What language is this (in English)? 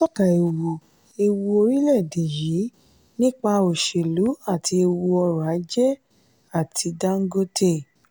Yoruba